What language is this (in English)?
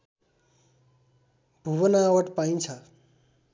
Nepali